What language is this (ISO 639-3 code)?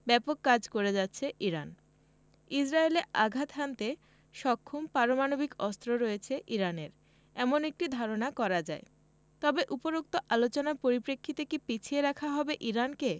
ben